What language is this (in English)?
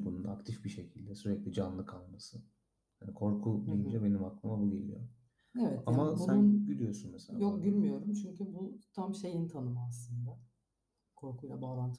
Turkish